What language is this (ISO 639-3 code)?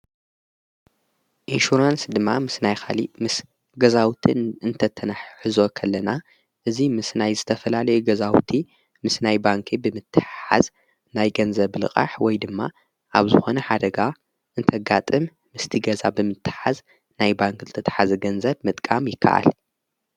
tir